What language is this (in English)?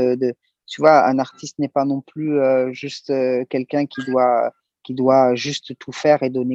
French